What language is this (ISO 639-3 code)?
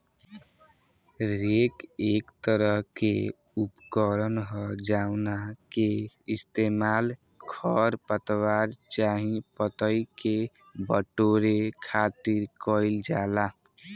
bho